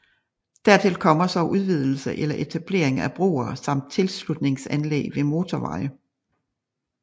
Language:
Danish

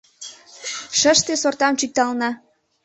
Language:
Mari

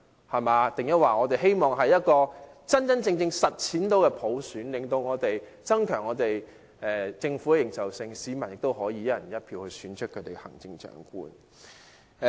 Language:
Cantonese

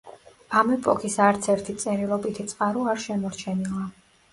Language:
Georgian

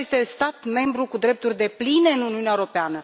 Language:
Romanian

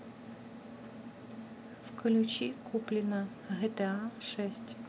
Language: Russian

